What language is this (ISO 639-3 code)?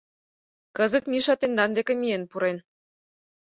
chm